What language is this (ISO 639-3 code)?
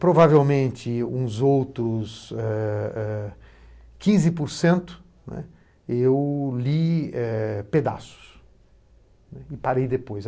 por